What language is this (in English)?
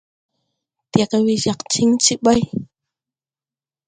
Tupuri